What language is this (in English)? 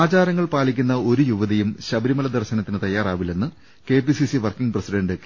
Malayalam